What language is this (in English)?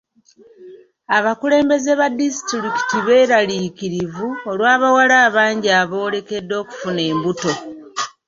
Ganda